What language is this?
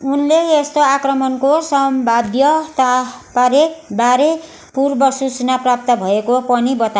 Nepali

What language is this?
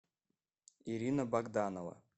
Russian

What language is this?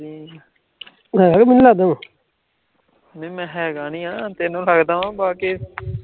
Punjabi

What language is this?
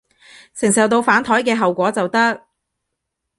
Cantonese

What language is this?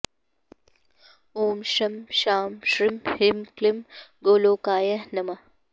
Sanskrit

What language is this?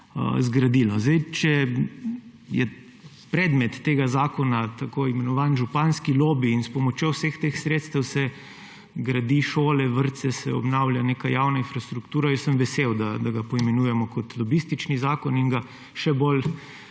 Slovenian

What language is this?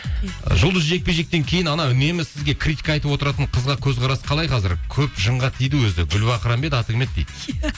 Kazakh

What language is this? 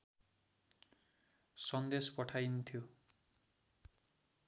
Nepali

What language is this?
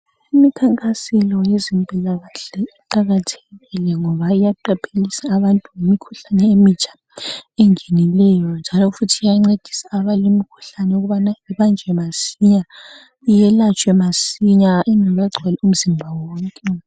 North Ndebele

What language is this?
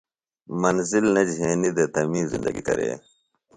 Phalura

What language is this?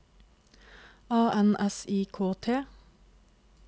Norwegian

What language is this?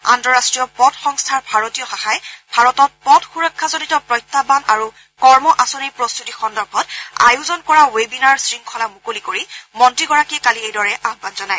Assamese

